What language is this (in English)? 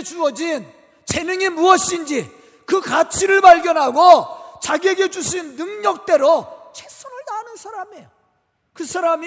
Korean